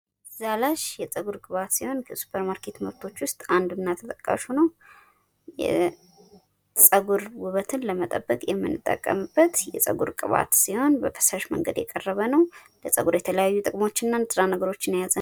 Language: Amharic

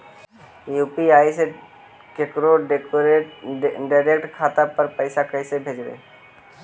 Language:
Magahi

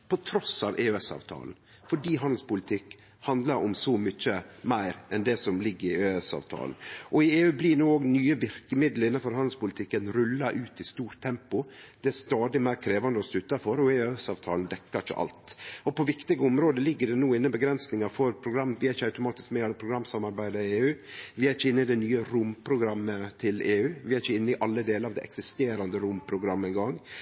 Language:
Norwegian Nynorsk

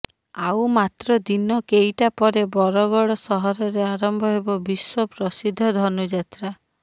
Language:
Odia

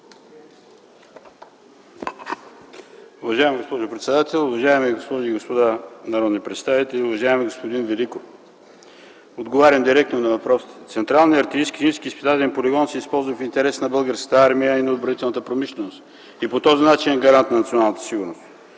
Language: Bulgarian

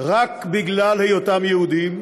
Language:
Hebrew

